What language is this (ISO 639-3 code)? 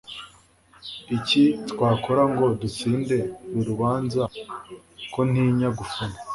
kin